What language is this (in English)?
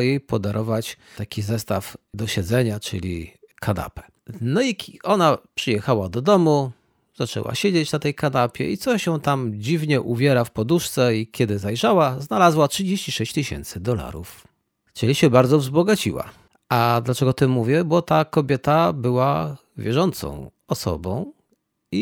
Polish